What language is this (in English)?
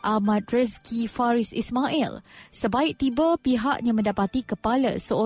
Malay